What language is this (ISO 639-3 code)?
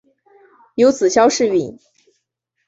zho